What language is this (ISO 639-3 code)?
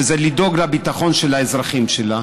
heb